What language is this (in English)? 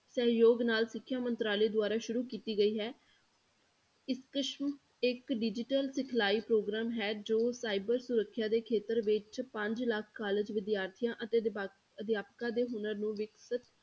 Punjabi